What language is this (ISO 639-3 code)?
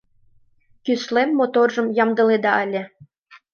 chm